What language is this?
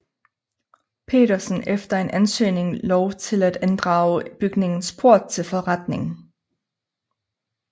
Danish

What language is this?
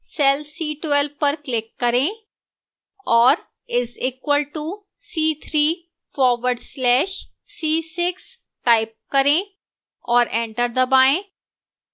Hindi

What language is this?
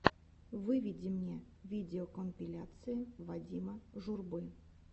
Russian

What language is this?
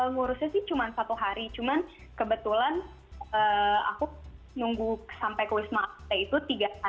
Indonesian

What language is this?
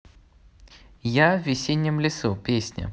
Russian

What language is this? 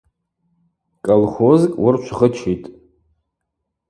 Abaza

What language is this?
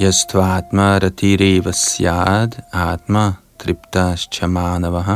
Danish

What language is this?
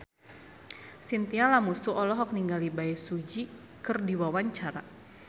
Sundanese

